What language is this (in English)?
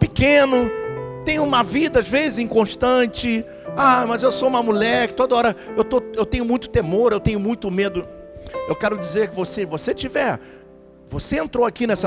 Portuguese